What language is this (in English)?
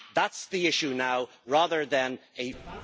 English